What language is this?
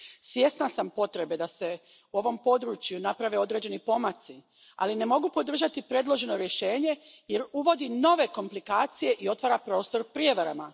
Croatian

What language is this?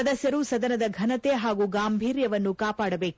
Kannada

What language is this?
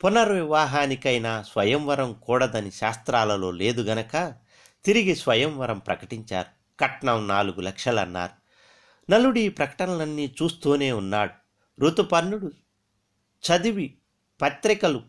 Telugu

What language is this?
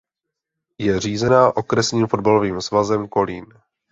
Czech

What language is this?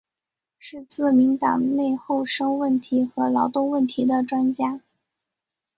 Chinese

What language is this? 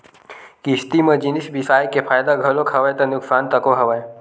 Chhattisgarhi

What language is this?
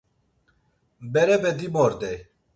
Laz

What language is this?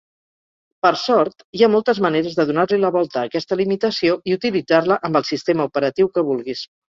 Catalan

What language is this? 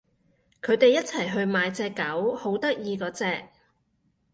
Cantonese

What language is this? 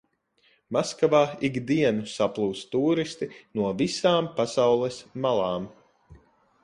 Latvian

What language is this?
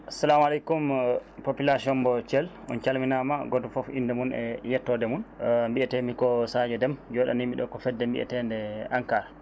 Fula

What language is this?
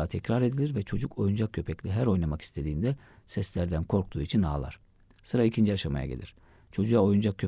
Turkish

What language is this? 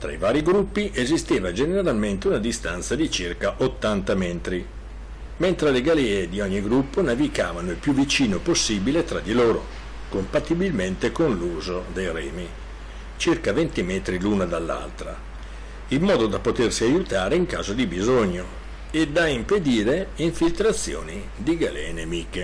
Italian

